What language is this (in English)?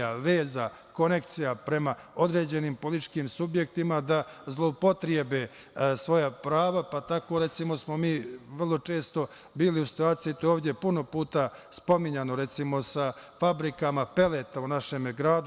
Serbian